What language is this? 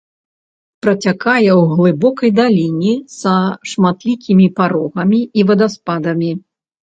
Belarusian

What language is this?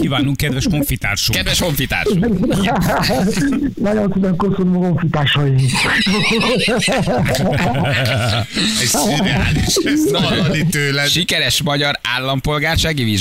Hungarian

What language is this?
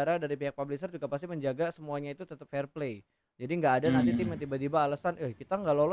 Indonesian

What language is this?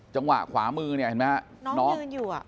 Thai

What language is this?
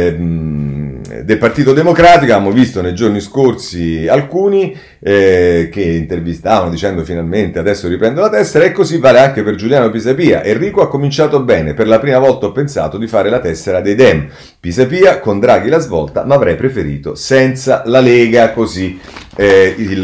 Italian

